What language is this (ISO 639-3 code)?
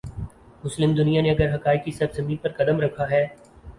urd